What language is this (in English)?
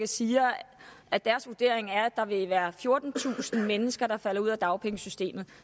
Danish